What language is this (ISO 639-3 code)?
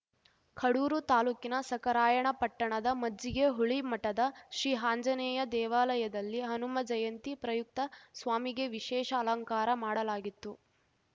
kan